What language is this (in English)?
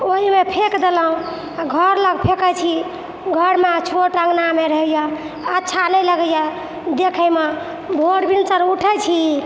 Maithili